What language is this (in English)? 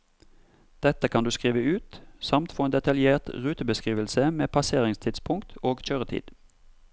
Norwegian